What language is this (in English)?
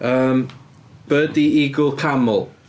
Welsh